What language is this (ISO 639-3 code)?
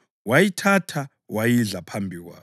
nde